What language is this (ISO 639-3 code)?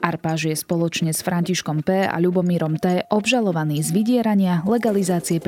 slk